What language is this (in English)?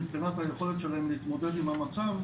Hebrew